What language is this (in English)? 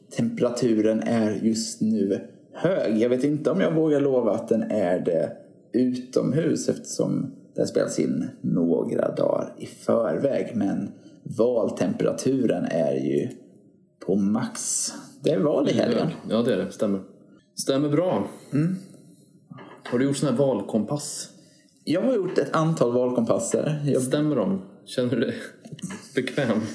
Swedish